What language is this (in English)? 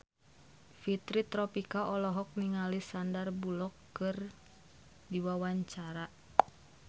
Sundanese